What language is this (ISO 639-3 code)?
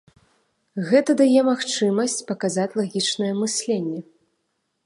bel